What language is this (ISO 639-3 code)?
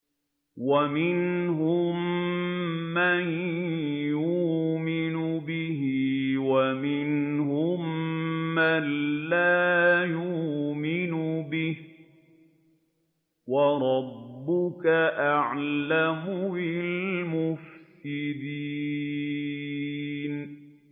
ara